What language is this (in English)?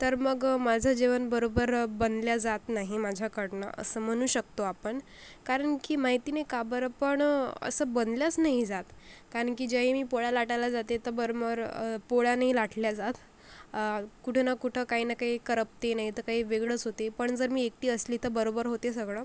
Marathi